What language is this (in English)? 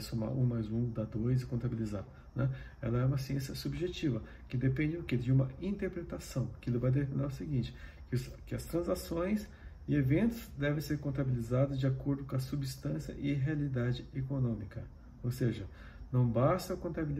Portuguese